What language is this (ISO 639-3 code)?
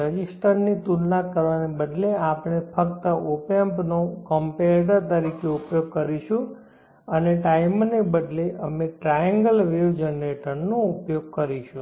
guj